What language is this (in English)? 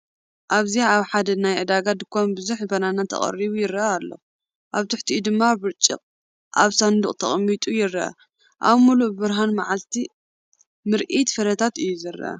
Tigrinya